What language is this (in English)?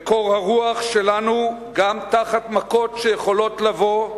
Hebrew